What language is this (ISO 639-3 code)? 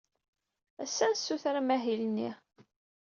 kab